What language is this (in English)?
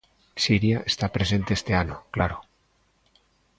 Galician